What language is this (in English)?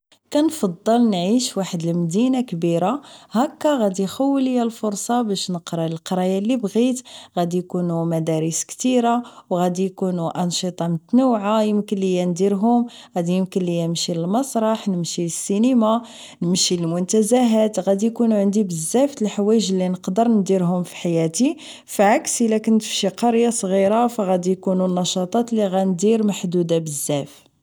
Moroccan Arabic